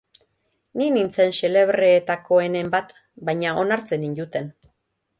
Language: Basque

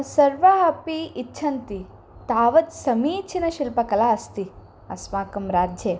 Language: Sanskrit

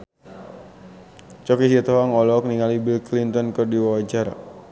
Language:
Sundanese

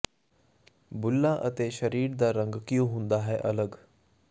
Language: Punjabi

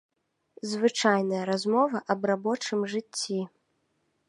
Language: Belarusian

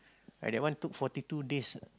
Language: English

